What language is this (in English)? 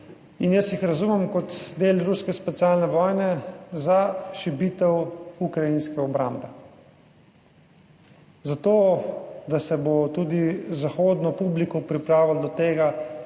Slovenian